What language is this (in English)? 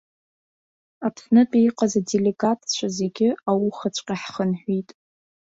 Abkhazian